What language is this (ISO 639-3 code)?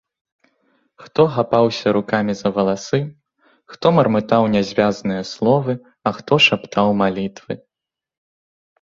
bel